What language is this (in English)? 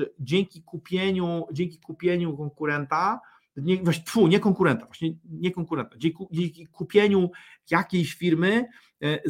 Polish